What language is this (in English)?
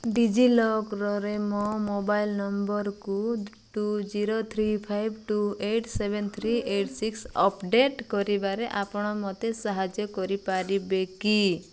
Odia